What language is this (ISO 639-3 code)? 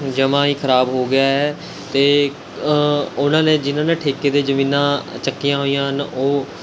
pan